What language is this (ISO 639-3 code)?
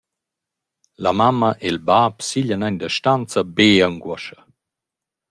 roh